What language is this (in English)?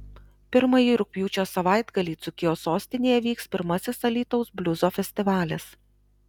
Lithuanian